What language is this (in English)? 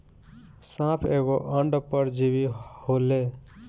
Bhojpuri